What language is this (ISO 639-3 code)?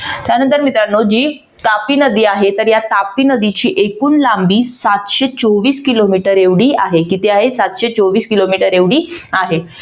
mar